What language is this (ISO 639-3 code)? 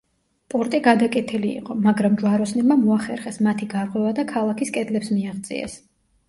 kat